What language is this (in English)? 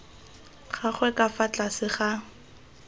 Tswana